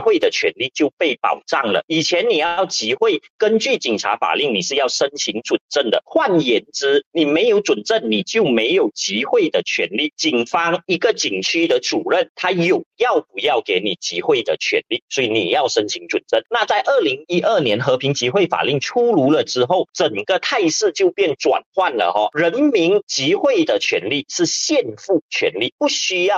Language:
Chinese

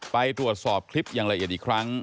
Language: Thai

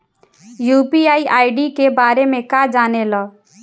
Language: Bhojpuri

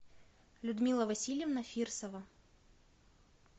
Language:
Russian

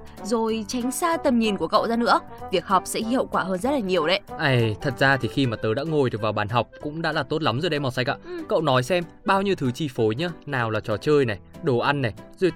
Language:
Vietnamese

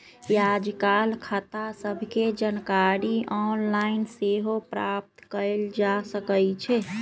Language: Magahi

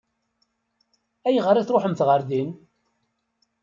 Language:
Kabyle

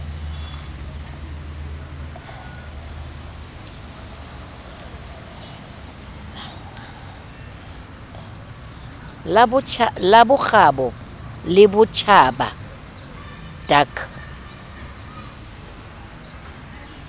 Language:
Southern Sotho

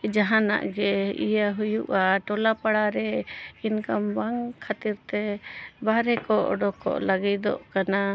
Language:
Santali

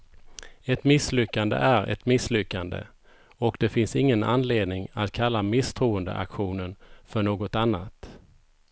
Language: Swedish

